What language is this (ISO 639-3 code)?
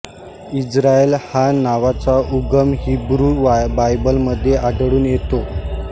mar